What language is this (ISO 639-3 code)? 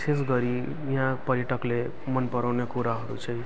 nep